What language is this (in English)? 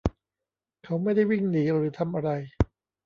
Thai